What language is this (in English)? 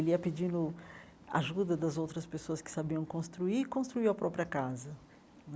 Portuguese